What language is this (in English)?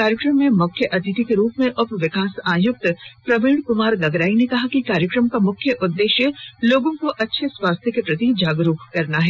Hindi